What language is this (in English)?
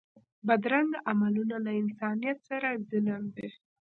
Pashto